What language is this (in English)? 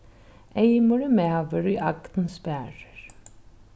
Faroese